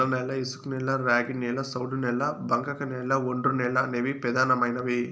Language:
Telugu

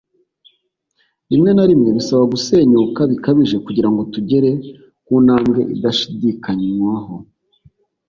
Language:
Kinyarwanda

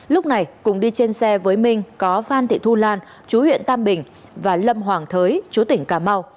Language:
Vietnamese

